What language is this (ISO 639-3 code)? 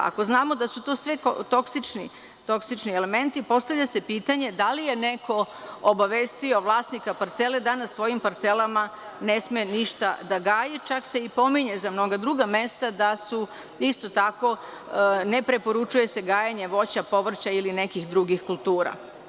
srp